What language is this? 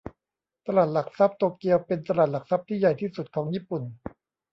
Thai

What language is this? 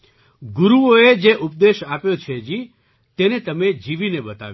Gujarati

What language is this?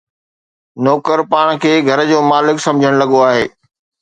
Sindhi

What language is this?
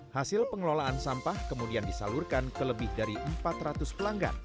Indonesian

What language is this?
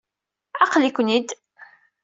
Kabyle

